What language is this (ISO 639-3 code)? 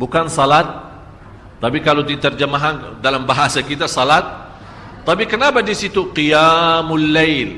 msa